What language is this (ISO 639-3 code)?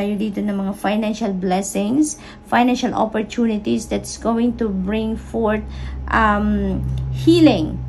fil